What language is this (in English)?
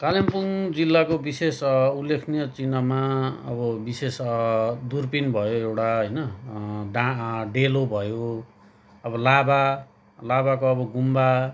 Nepali